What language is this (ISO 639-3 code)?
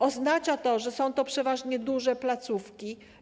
pol